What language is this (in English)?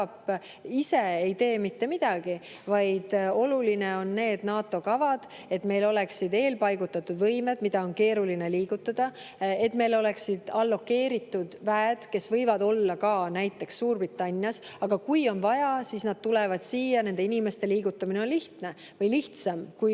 Estonian